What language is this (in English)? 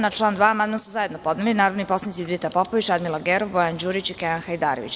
Serbian